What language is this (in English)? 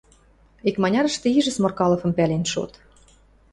Western Mari